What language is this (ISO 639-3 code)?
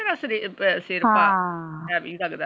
pan